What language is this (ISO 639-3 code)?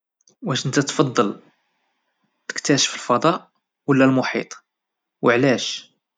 ary